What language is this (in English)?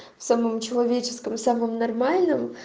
Russian